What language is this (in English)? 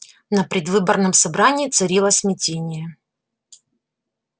Russian